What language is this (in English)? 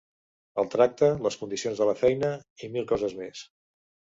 Catalan